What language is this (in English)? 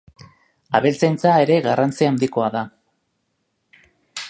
Basque